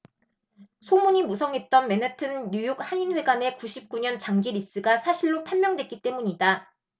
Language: Korean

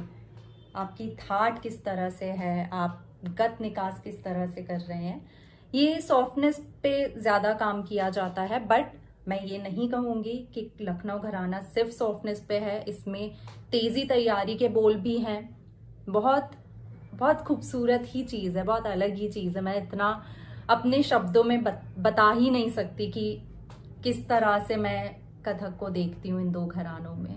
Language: Hindi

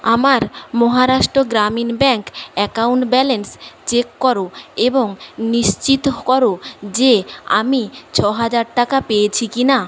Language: Bangla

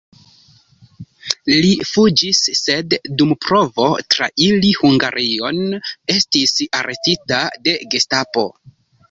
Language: Esperanto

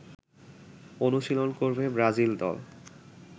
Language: Bangla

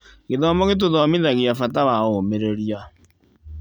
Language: Kikuyu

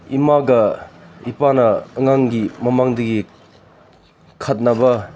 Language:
Manipuri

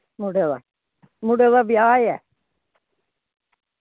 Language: Dogri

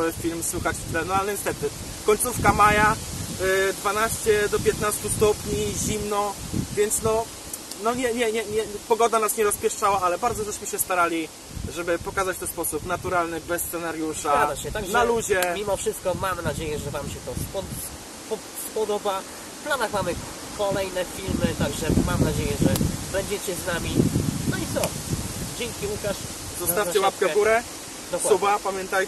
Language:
Polish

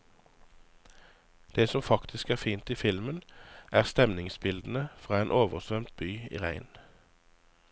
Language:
Norwegian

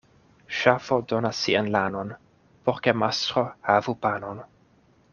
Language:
Esperanto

